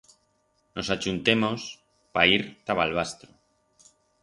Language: Aragonese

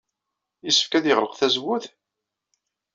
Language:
Kabyle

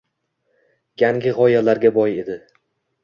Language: Uzbek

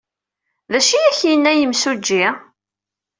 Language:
Kabyle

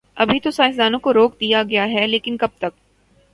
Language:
Urdu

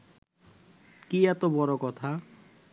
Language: Bangla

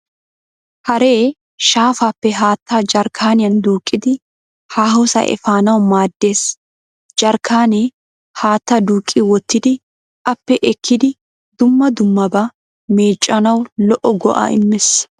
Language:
Wolaytta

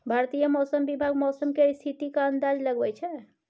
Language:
Maithili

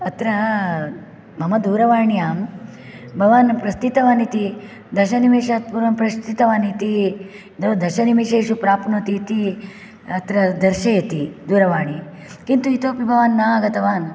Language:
Sanskrit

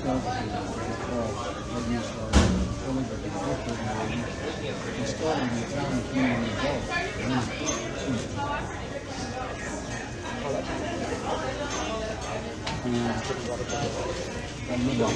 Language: English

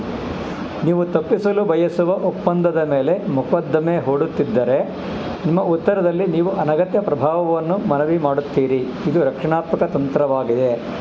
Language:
Kannada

